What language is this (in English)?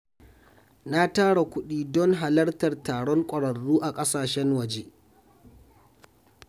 Hausa